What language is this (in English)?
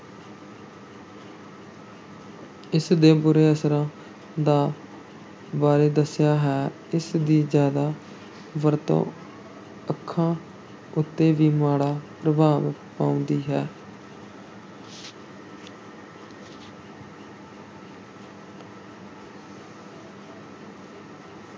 Punjabi